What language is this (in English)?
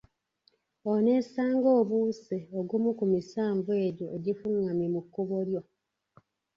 Ganda